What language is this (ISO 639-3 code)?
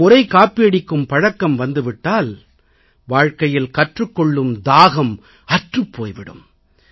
tam